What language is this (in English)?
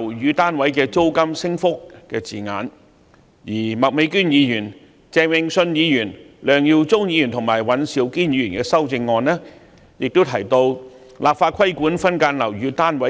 Cantonese